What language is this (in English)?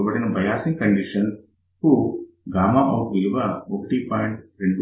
Telugu